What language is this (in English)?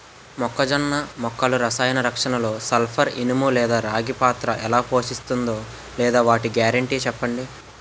Telugu